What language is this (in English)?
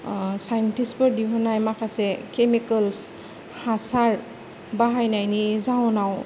Bodo